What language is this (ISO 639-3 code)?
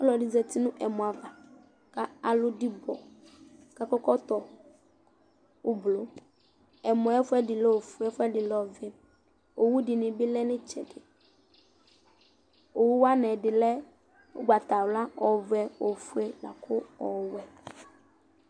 kpo